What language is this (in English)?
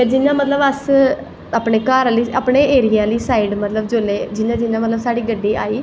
Dogri